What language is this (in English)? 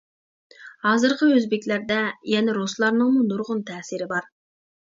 Uyghur